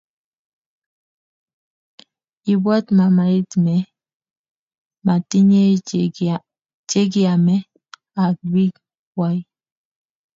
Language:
Kalenjin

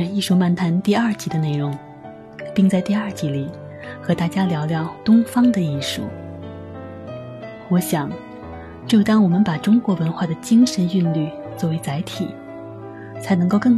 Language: Chinese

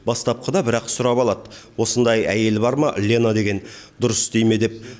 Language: Kazakh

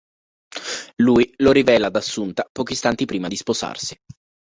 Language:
Italian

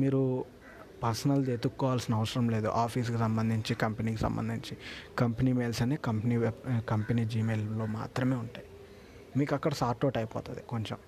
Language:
Telugu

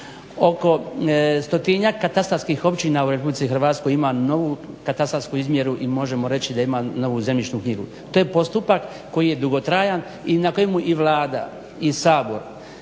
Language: Croatian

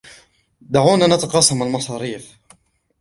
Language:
Arabic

